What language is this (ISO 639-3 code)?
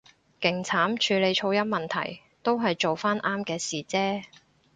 yue